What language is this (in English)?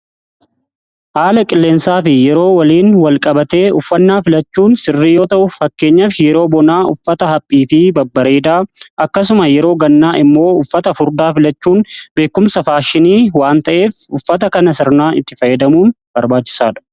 Oromo